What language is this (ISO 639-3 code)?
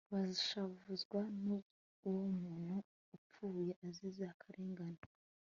kin